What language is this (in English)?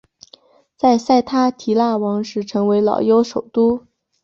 Chinese